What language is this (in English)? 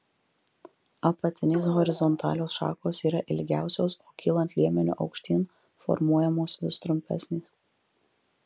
Lithuanian